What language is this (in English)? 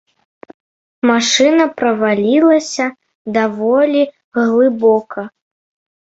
Belarusian